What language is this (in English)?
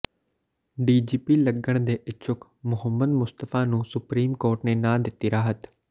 Punjabi